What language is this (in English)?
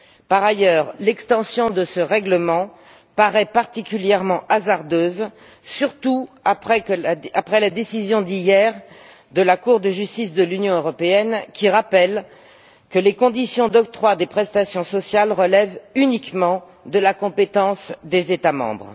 French